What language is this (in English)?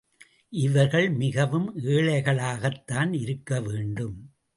Tamil